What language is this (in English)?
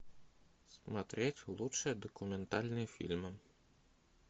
Russian